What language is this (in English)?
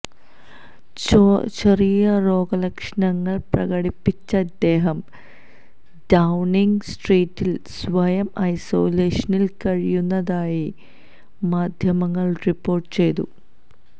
Malayalam